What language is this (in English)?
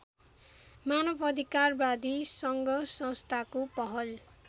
Nepali